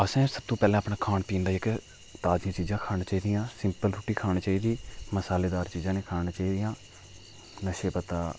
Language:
Dogri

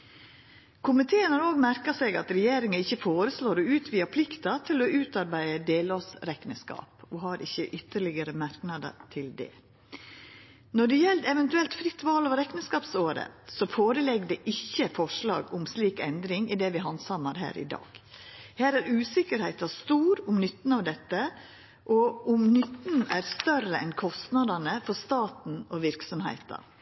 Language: Norwegian Nynorsk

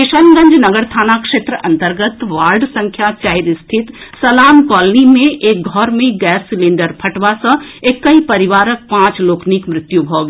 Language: Maithili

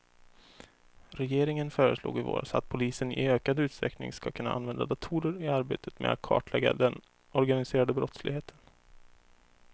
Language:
Swedish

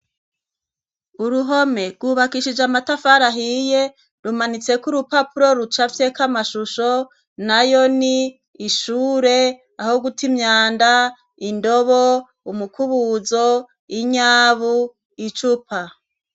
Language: Rundi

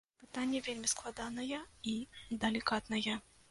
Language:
Belarusian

